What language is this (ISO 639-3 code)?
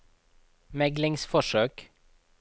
nor